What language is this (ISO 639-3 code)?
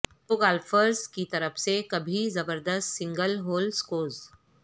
urd